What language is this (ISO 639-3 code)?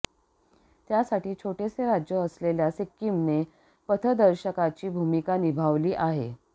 mar